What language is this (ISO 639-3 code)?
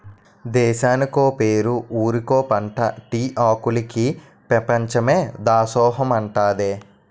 tel